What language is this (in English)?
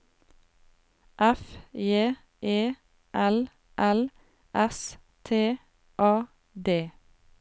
Norwegian